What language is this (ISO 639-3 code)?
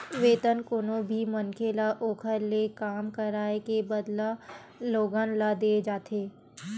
hne